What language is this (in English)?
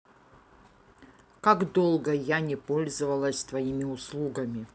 Russian